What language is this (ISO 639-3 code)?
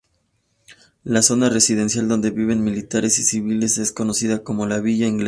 spa